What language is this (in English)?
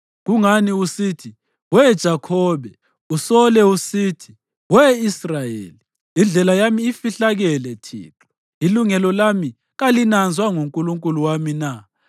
North Ndebele